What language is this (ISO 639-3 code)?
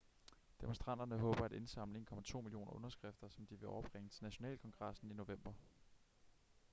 dan